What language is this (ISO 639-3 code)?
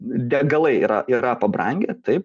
lit